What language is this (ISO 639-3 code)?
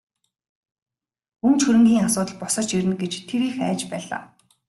mon